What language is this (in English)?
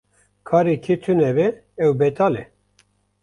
Kurdish